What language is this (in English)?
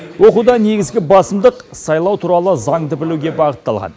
Kazakh